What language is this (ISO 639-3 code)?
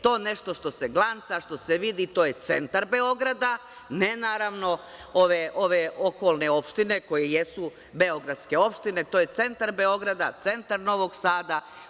srp